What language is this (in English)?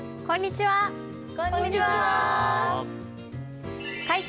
Japanese